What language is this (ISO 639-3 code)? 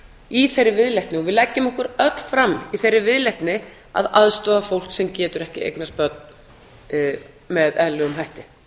isl